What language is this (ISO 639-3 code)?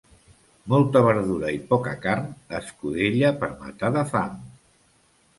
cat